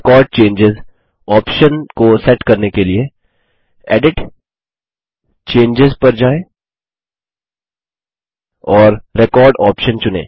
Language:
Hindi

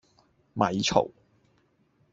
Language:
Cantonese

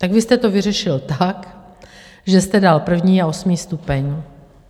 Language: Czech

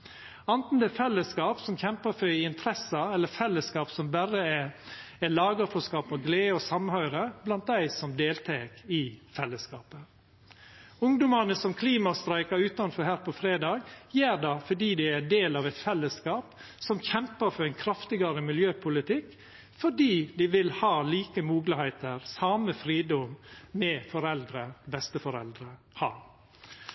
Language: Norwegian Nynorsk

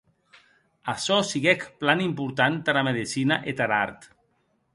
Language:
Occitan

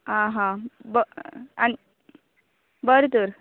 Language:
Konkani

